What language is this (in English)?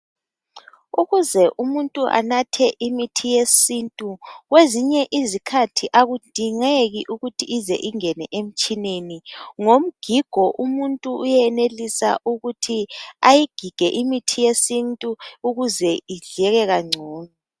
North Ndebele